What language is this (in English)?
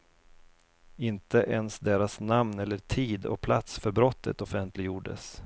Swedish